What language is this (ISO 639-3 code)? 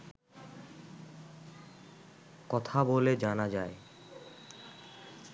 ben